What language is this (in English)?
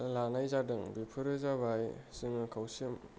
Bodo